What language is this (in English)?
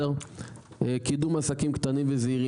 Hebrew